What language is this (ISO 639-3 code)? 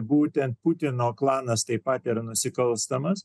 lit